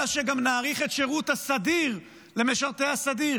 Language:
Hebrew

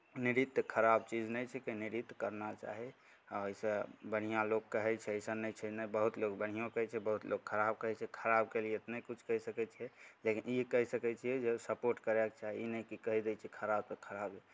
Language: Maithili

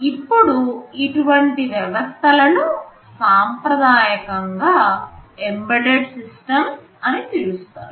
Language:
Telugu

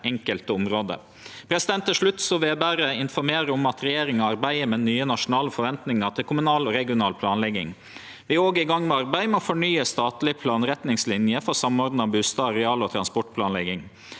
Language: Norwegian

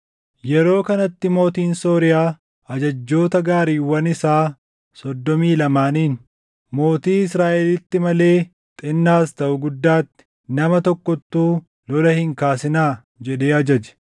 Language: Oromo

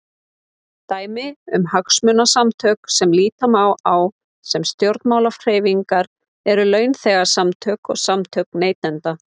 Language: Icelandic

